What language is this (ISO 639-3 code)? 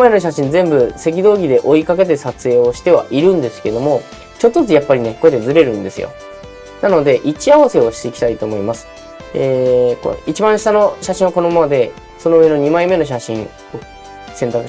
jpn